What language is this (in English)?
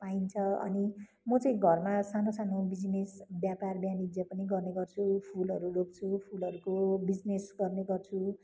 Nepali